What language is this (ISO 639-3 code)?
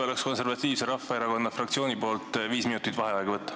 est